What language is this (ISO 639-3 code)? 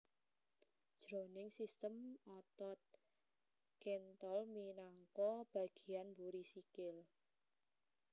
jav